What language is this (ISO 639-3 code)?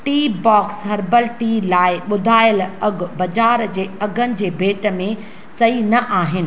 snd